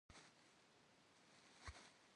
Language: Kabardian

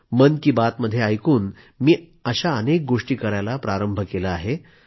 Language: Marathi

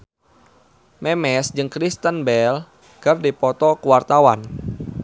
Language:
Sundanese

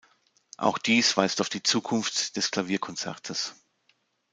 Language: German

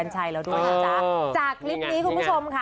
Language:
Thai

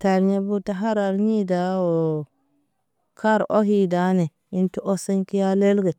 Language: Naba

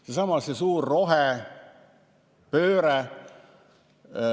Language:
Estonian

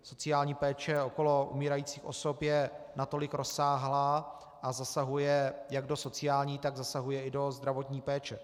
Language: Czech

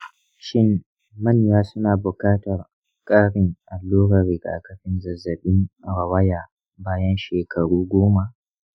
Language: Hausa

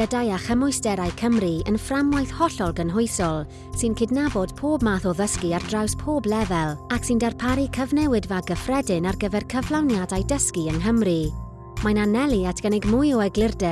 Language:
English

